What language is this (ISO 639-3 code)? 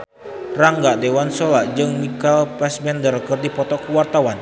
sun